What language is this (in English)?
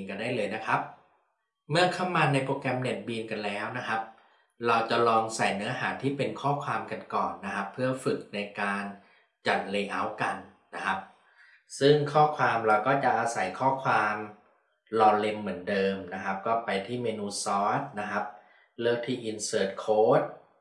Thai